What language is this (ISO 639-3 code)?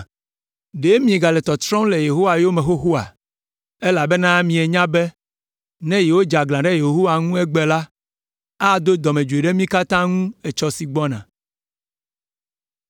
ewe